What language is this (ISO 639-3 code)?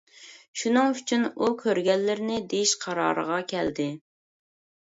uig